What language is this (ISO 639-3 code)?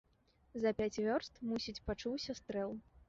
bel